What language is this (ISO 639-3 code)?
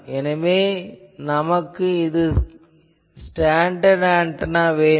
tam